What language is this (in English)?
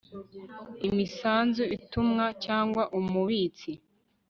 Kinyarwanda